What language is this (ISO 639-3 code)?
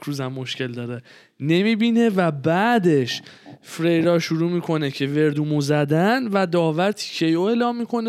fas